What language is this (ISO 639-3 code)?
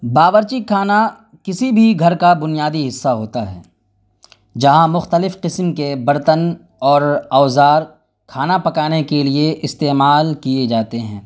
urd